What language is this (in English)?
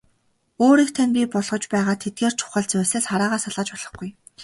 Mongolian